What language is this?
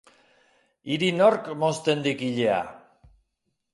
Basque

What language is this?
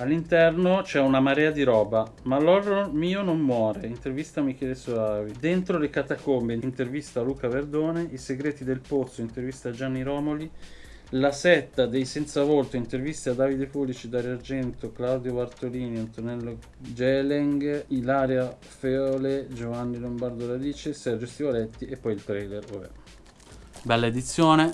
Italian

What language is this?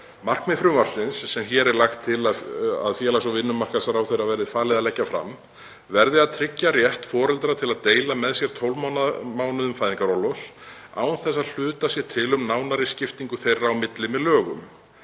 Icelandic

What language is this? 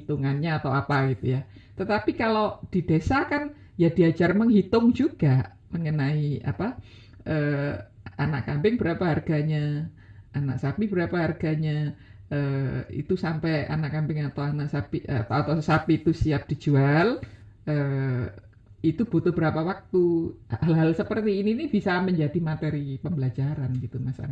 Indonesian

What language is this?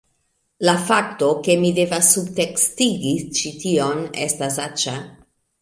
Esperanto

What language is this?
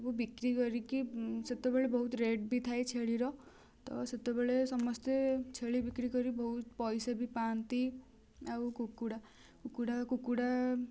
Odia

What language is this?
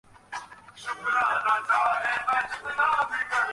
Bangla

